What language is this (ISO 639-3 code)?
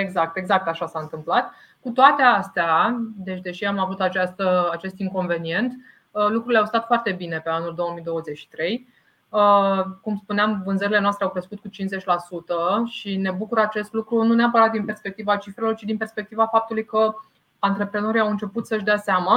ron